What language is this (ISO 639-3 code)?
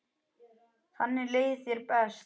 isl